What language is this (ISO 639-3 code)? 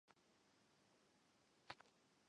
zho